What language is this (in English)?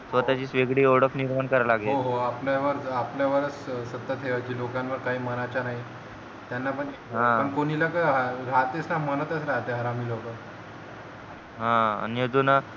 Marathi